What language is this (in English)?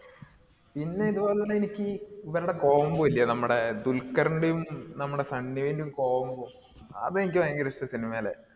Malayalam